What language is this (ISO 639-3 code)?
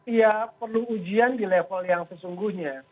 ind